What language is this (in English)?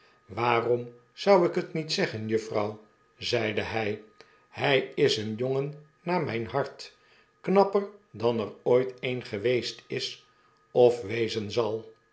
Dutch